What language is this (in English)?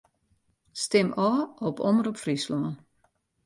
Western Frisian